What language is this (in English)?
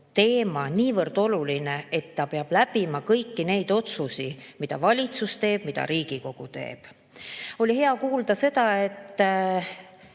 Estonian